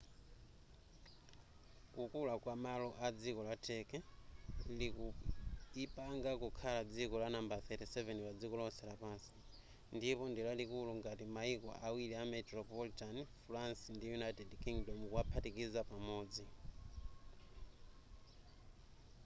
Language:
Nyanja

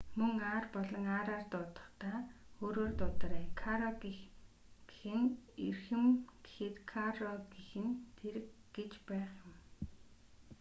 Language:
Mongolian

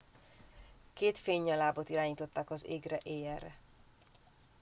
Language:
Hungarian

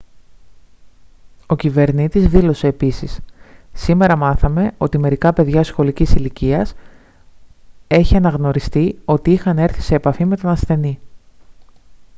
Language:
Greek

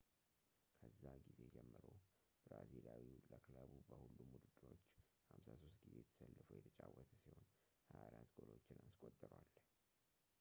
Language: Amharic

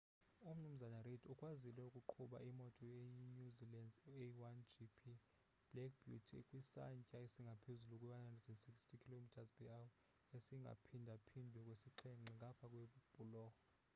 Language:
Xhosa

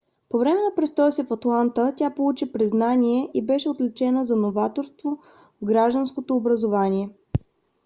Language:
Bulgarian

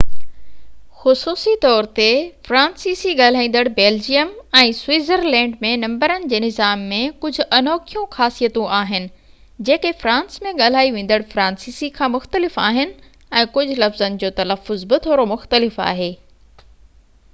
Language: Sindhi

